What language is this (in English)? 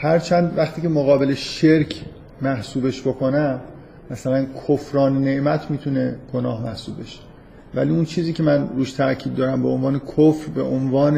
Persian